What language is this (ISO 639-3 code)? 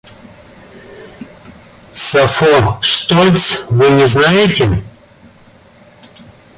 rus